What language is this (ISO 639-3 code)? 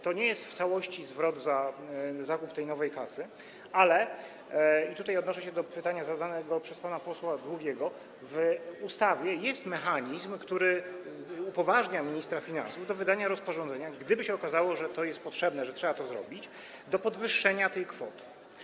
pol